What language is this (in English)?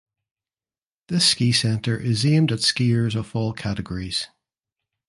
English